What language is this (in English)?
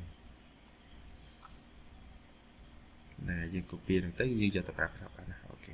Vietnamese